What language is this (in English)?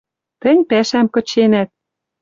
Western Mari